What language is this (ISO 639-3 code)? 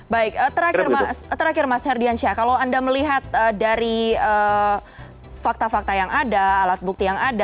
ind